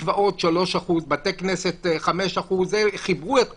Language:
Hebrew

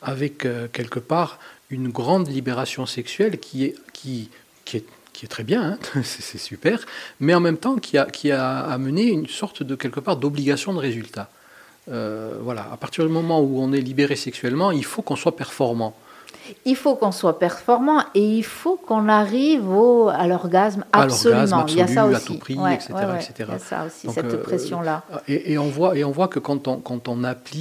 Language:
French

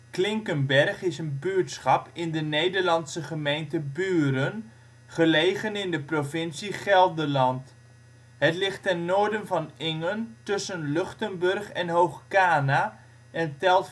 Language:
Dutch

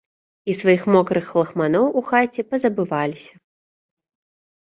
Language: Belarusian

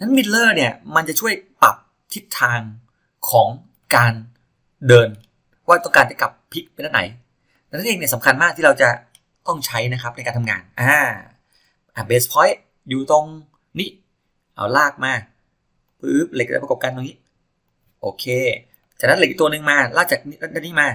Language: Thai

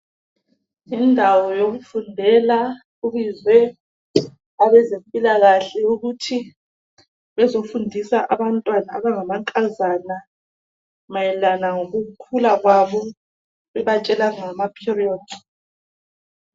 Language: North Ndebele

